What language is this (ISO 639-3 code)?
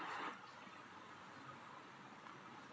hin